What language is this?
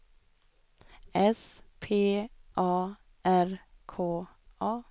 Swedish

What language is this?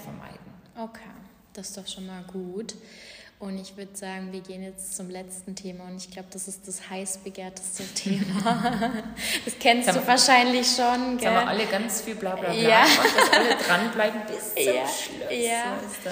German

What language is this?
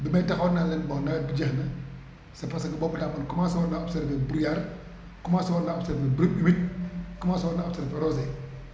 Wolof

